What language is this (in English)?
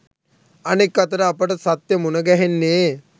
Sinhala